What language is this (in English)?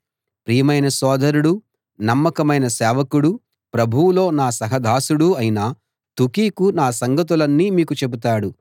Telugu